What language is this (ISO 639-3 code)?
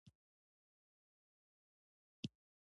pus